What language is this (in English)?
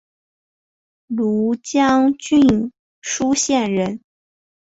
Chinese